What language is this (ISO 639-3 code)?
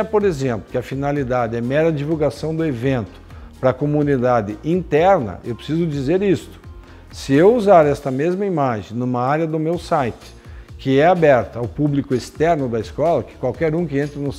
por